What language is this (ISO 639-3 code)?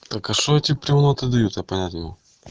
rus